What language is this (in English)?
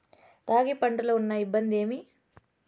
Telugu